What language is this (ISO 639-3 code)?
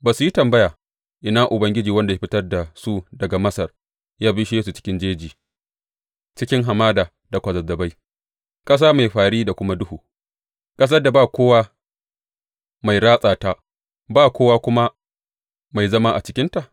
hau